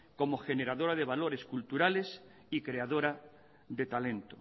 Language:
Spanish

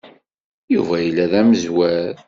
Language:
Kabyle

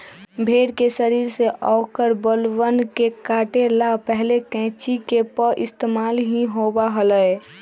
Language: Magahi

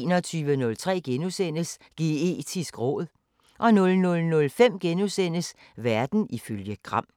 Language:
Danish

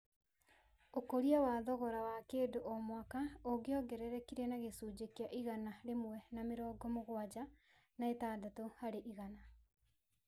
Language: Kikuyu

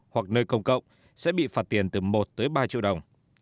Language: Vietnamese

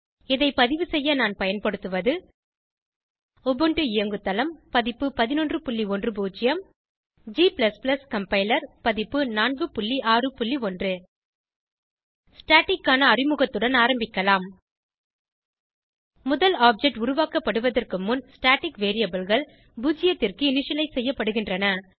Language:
Tamil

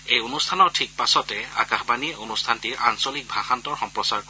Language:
Assamese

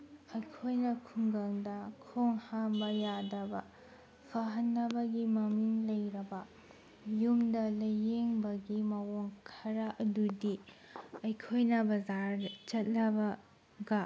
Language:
Manipuri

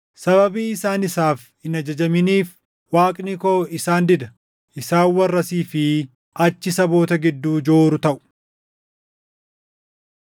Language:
Oromo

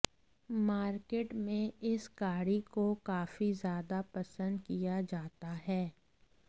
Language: Hindi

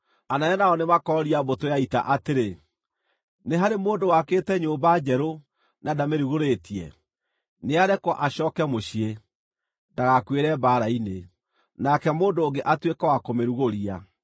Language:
Kikuyu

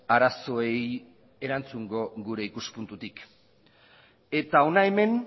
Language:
Basque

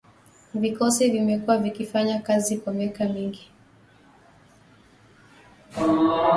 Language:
Swahili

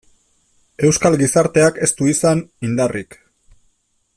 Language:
Basque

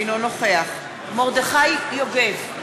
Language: Hebrew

